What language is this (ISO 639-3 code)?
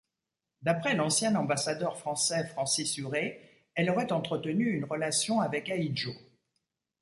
fra